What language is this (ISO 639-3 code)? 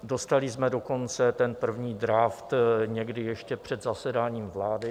ces